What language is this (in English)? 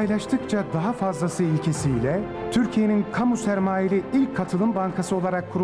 Turkish